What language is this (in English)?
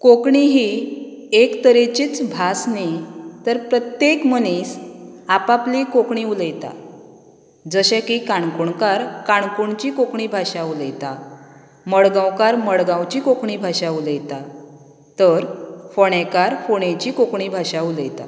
Konkani